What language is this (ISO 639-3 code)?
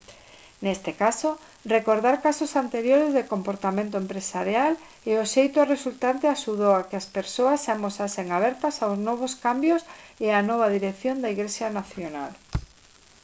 glg